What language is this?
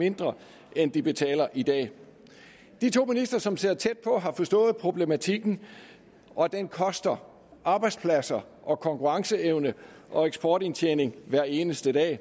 Danish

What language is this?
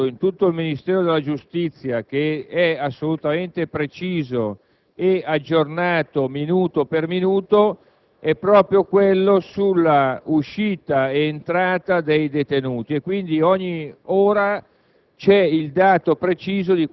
Italian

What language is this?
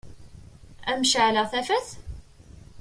Kabyle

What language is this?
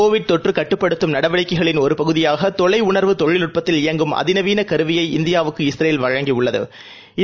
Tamil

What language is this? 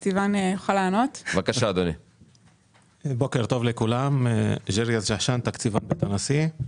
Hebrew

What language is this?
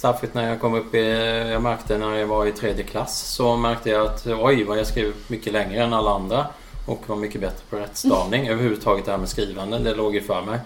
Swedish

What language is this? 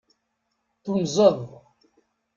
Kabyle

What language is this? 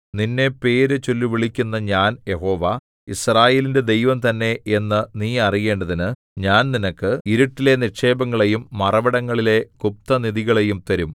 Malayalam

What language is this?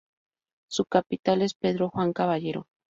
Spanish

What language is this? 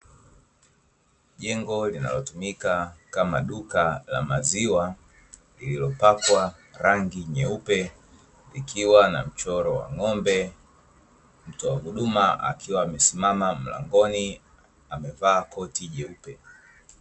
Swahili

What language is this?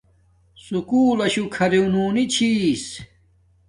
Domaaki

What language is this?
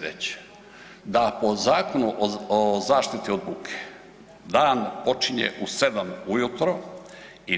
Croatian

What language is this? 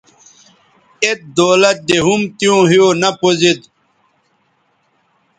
Bateri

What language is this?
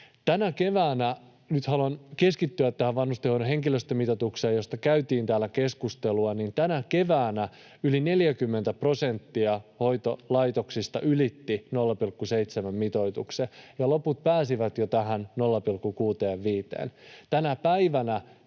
Finnish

